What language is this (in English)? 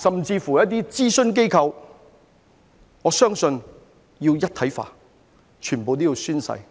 Cantonese